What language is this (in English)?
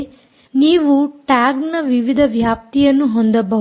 Kannada